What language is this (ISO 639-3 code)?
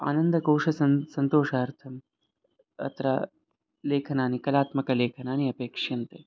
san